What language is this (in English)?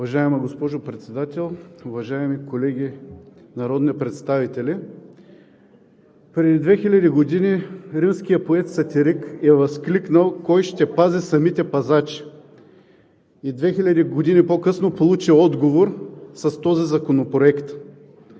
Bulgarian